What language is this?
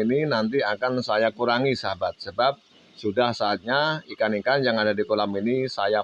Indonesian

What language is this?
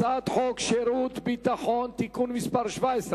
Hebrew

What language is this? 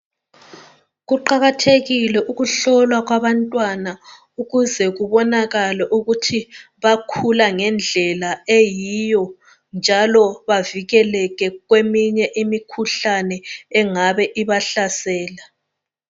North Ndebele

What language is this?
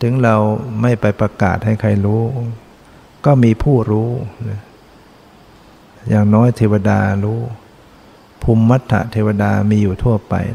Thai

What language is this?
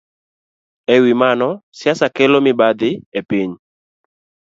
Luo (Kenya and Tanzania)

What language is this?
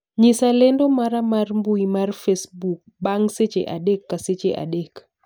Luo (Kenya and Tanzania)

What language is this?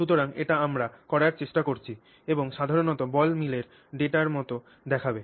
Bangla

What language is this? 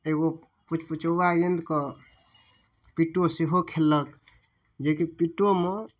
Maithili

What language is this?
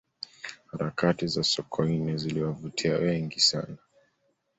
Swahili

